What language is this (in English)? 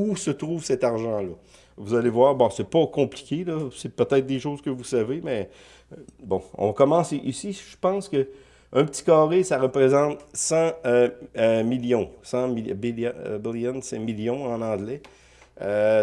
French